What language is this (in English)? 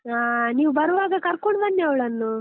Kannada